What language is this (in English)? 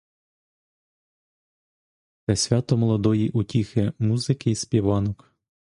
Ukrainian